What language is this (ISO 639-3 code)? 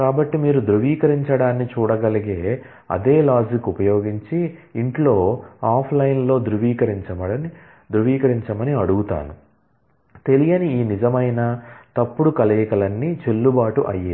tel